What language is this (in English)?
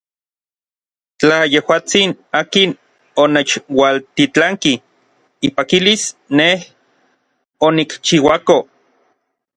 Orizaba Nahuatl